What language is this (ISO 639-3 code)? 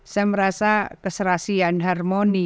ind